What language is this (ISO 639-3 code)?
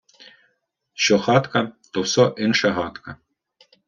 ukr